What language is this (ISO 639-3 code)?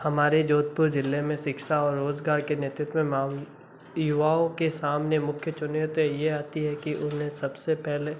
hin